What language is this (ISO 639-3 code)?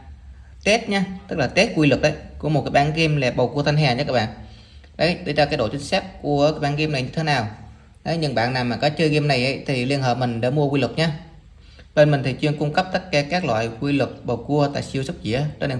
vie